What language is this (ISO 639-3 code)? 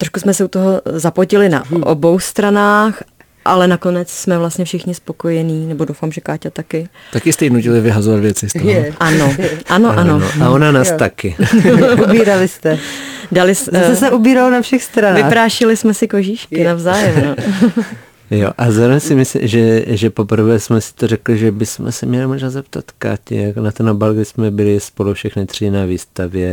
ces